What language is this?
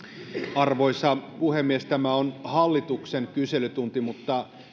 Finnish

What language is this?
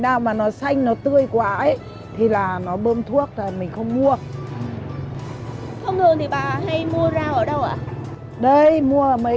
Vietnamese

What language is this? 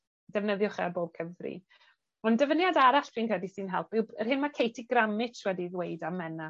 Welsh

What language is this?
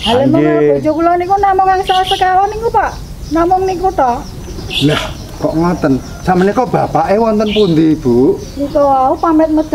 Indonesian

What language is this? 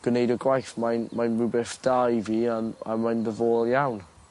Welsh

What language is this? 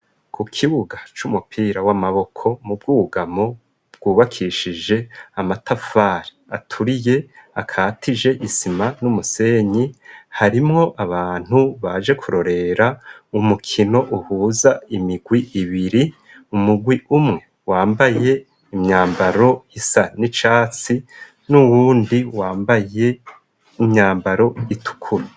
Rundi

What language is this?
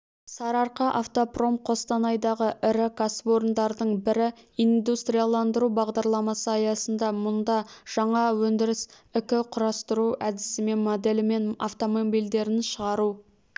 Kazakh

